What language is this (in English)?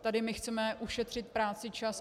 Czech